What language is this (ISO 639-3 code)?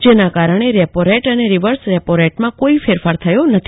guj